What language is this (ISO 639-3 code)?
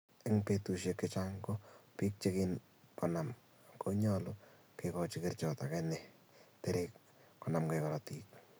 kln